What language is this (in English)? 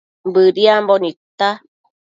Matsés